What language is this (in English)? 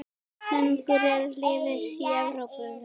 Icelandic